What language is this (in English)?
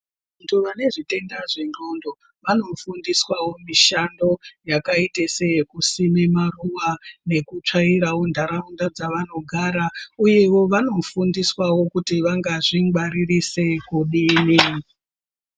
Ndau